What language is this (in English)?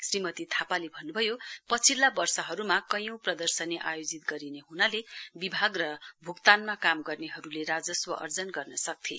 Nepali